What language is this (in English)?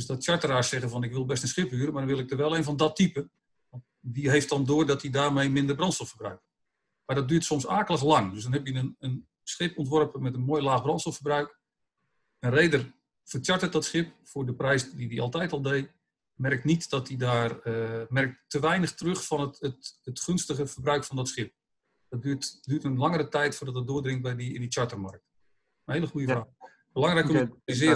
Dutch